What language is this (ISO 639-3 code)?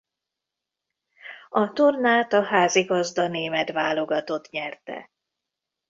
hun